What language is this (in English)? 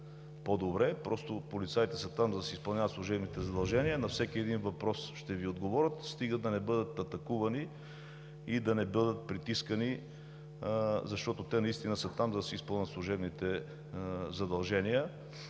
Bulgarian